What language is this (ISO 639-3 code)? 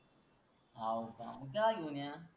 mar